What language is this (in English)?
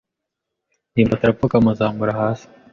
Kinyarwanda